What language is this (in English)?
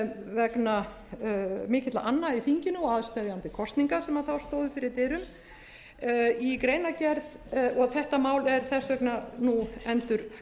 Icelandic